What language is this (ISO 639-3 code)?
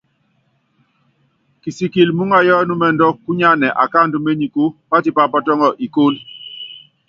yav